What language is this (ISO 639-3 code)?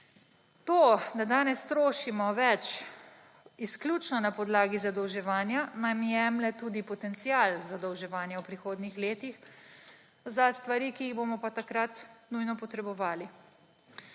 slv